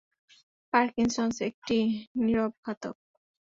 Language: Bangla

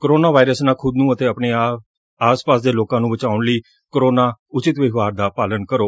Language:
Punjabi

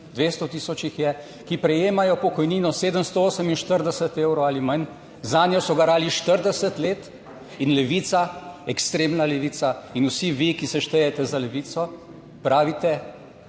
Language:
Slovenian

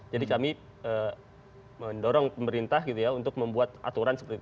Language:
Indonesian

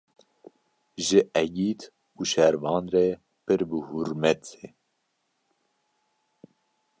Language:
Kurdish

